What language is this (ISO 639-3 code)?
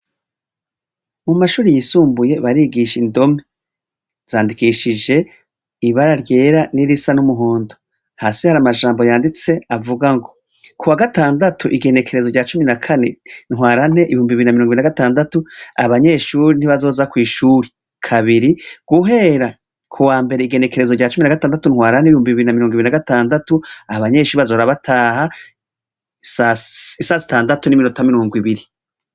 run